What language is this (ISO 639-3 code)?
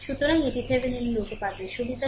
ben